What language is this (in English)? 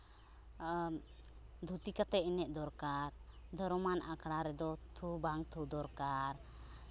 Santali